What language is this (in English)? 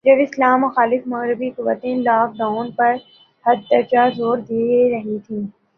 Urdu